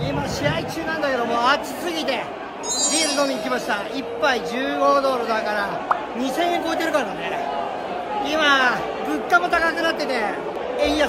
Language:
Japanese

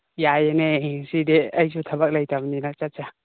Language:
Manipuri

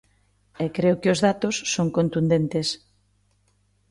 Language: Galician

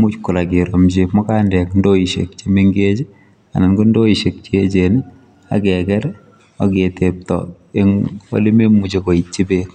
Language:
Kalenjin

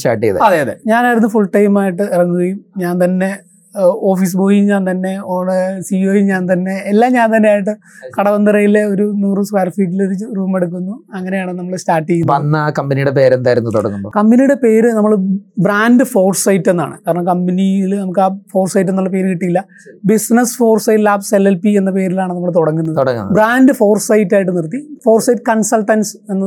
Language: Malayalam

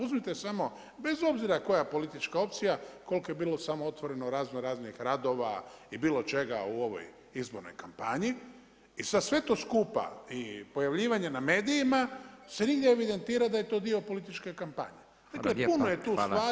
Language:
Croatian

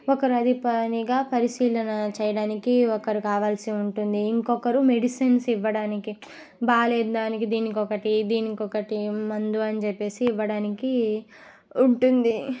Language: Telugu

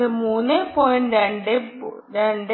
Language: Malayalam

